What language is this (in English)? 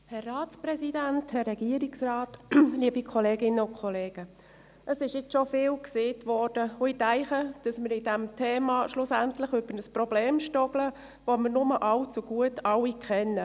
Swiss German